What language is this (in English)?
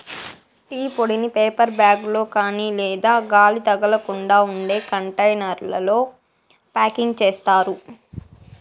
Telugu